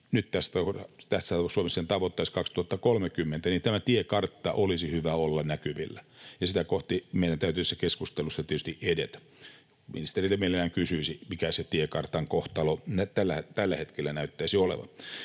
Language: Finnish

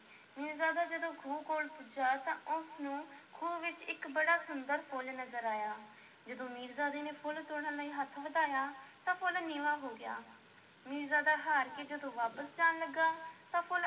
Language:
Punjabi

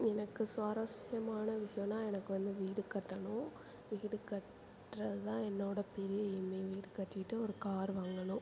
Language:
Tamil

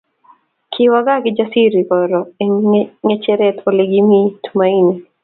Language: Kalenjin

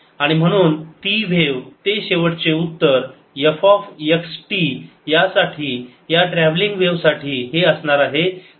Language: Marathi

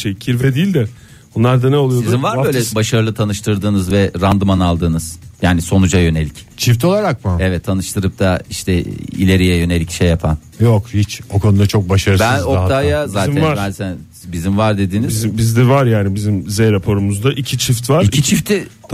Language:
Turkish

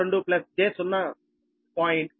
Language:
Telugu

